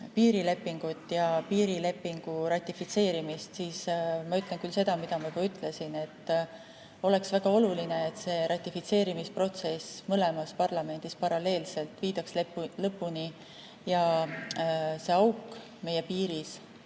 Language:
Estonian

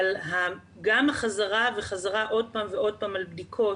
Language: Hebrew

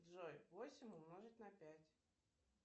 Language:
Russian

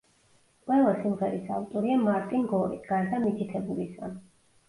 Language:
Georgian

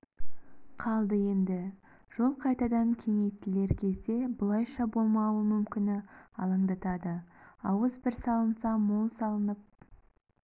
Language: Kazakh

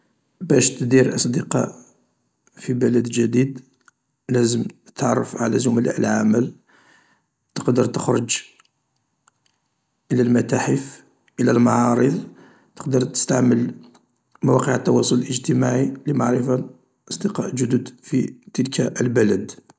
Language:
Algerian Arabic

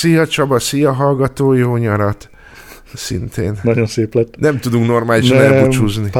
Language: Hungarian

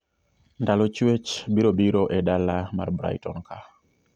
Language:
Luo (Kenya and Tanzania)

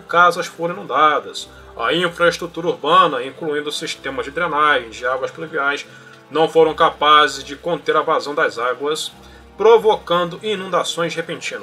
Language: Portuguese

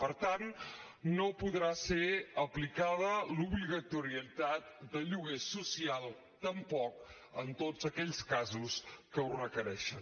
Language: Catalan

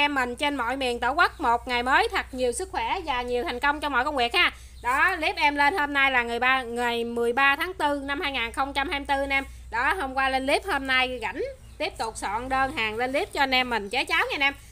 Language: Vietnamese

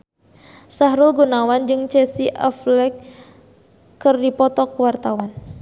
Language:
Sundanese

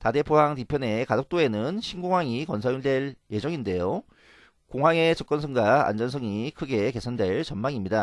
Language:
Korean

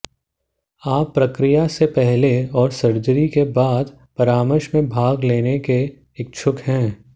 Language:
Hindi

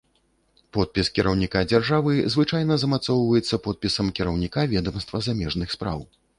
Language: Belarusian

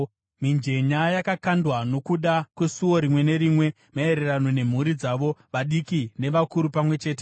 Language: Shona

